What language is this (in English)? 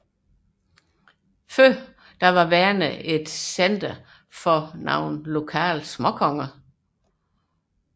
Danish